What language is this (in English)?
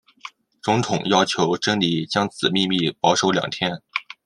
Chinese